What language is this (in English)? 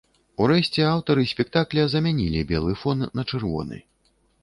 Belarusian